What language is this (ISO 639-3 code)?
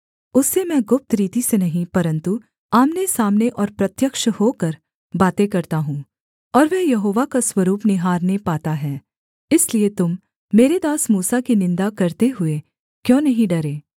hin